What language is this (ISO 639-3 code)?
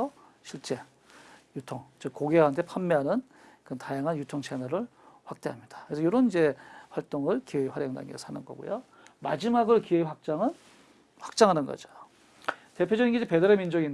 kor